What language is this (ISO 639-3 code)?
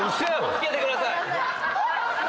jpn